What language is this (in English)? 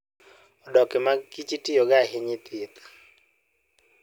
Luo (Kenya and Tanzania)